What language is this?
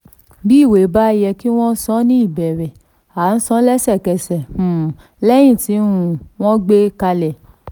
Yoruba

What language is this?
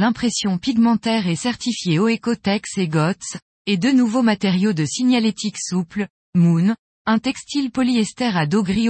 French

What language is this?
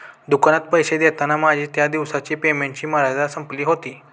Marathi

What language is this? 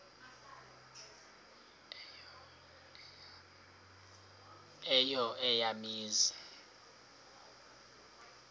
Xhosa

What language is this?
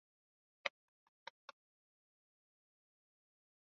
Swahili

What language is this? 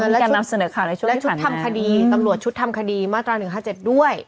Thai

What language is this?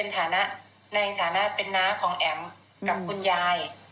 Thai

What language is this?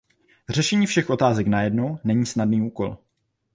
Czech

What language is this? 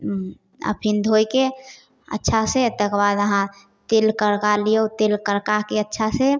Maithili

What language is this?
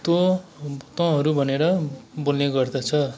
Nepali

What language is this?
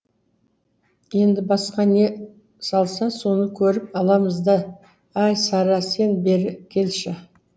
Kazakh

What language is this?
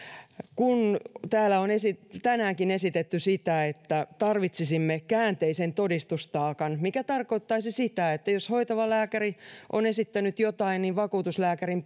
Finnish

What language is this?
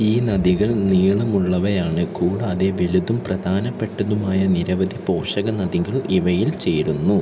Malayalam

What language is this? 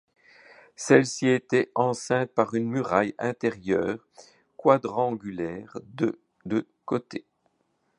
French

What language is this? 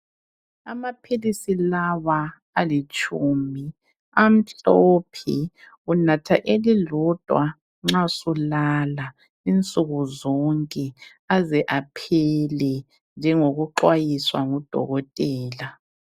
North Ndebele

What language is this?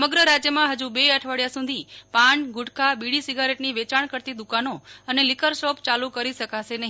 Gujarati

